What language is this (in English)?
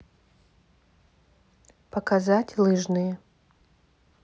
Russian